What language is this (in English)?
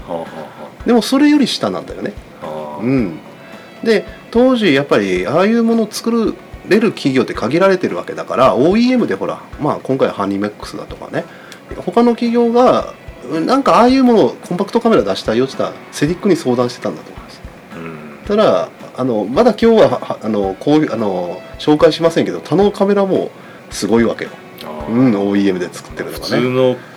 Japanese